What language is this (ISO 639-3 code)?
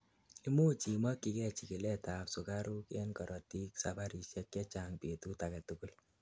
kln